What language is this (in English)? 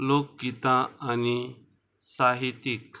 Konkani